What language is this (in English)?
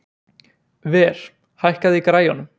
Icelandic